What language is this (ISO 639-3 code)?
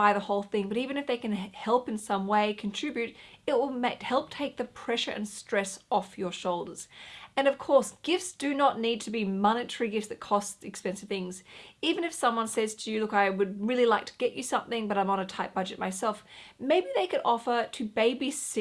eng